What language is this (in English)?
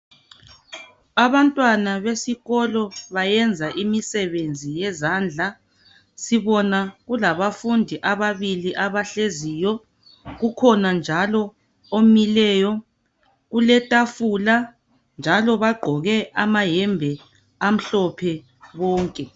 North Ndebele